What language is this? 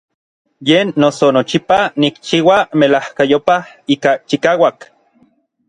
Orizaba Nahuatl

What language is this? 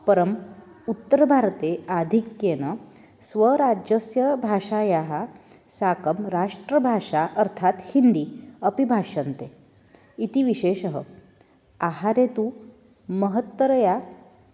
Sanskrit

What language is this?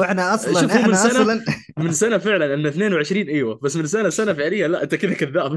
Arabic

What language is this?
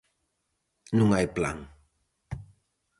Galician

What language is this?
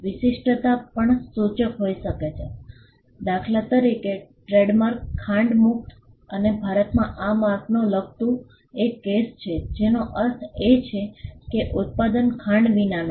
Gujarati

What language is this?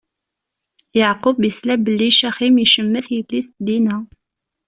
Kabyle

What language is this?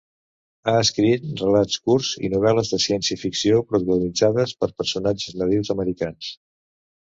Catalan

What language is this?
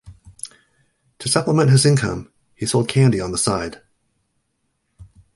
English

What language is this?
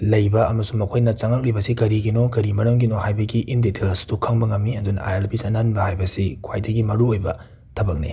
Manipuri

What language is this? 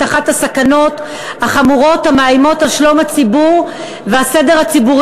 Hebrew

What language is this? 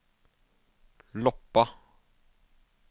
Norwegian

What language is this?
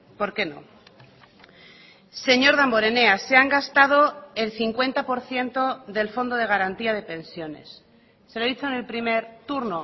Spanish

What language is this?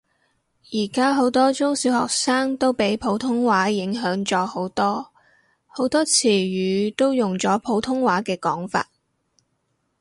Cantonese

